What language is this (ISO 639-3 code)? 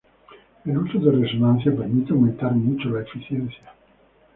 spa